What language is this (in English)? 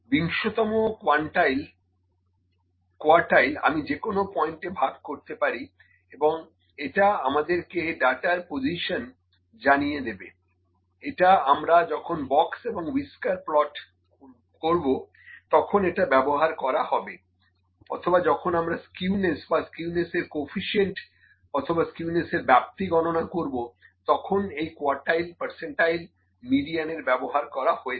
Bangla